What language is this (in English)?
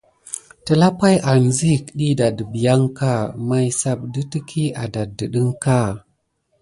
Gidar